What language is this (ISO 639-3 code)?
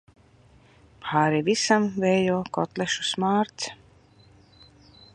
lav